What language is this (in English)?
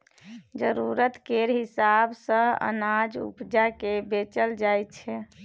Maithili